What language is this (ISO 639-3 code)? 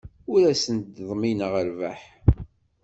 kab